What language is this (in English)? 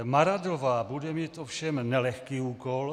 Czech